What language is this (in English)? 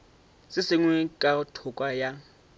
Northern Sotho